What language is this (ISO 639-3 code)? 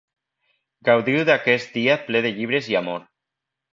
cat